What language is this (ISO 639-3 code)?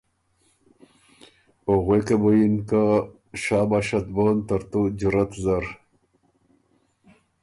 oru